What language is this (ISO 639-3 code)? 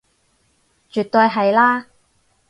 yue